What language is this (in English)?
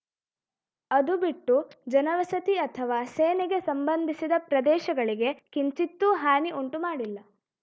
Kannada